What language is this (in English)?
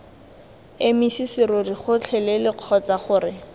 Tswana